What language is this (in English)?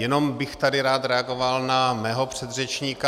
Czech